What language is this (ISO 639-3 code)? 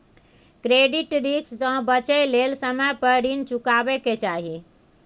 mai